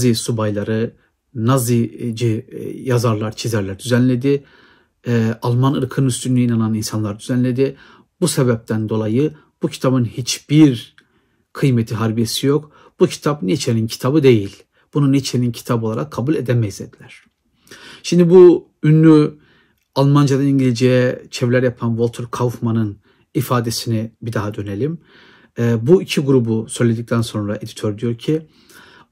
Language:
Turkish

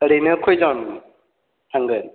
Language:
Bodo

